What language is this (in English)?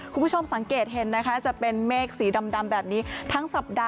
Thai